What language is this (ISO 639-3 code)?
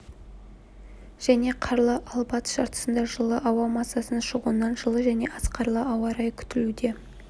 kaz